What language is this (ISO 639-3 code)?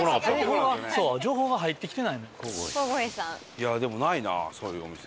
jpn